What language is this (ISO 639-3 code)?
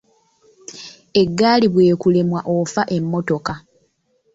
lug